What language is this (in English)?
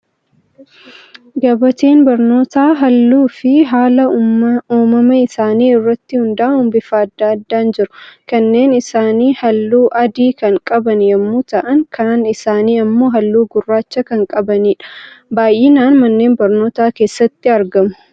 Oromo